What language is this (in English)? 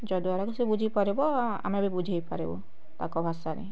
Odia